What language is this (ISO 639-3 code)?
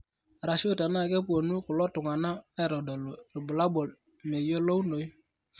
mas